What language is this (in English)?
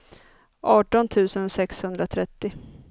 Swedish